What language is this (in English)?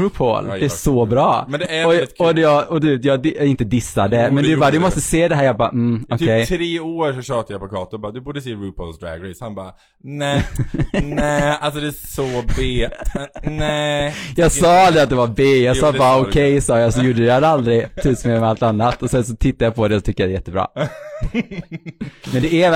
Swedish